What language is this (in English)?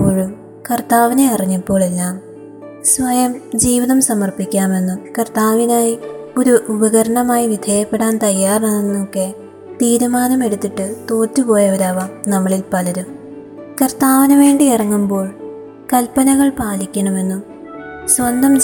Malayalam